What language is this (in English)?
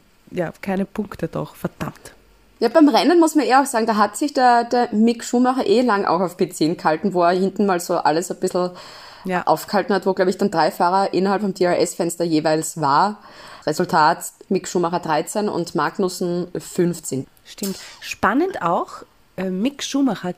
German